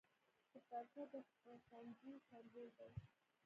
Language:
Pashto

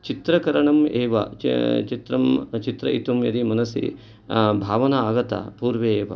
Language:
Sanskrit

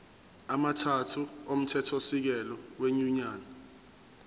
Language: Zulu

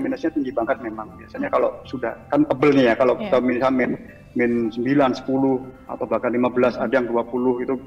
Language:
Indonesian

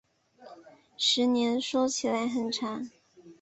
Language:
Chinese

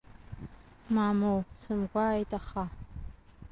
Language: Abkhazian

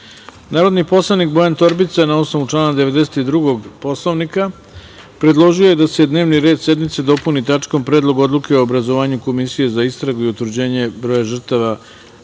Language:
Serbian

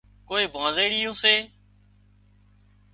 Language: Wadiyara Koli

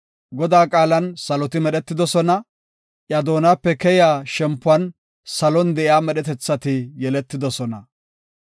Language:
Gofa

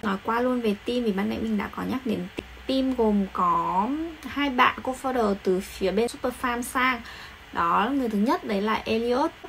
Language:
Vietnamese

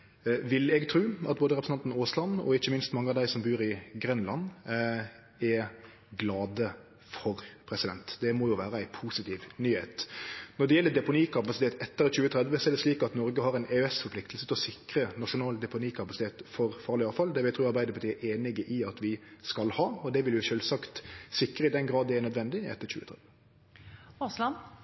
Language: Norwegian Nynorsk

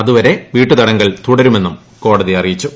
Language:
Malayalam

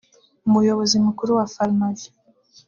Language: Kinyarwanda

